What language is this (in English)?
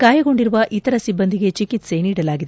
Kannada